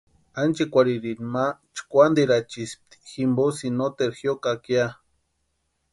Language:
Western Highland Purepecha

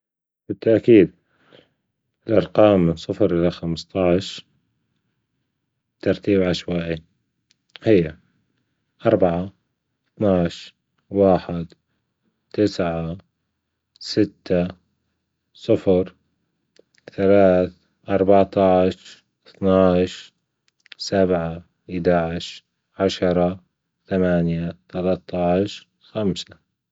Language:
Gulf Arabic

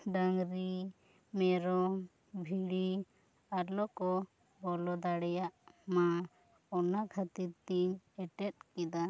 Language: Santali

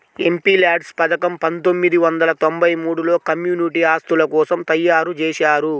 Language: Telugu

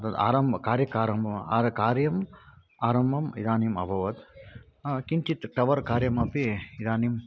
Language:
Sanskrit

